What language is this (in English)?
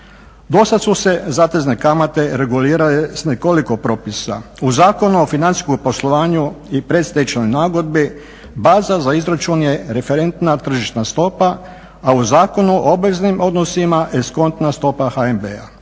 Croatian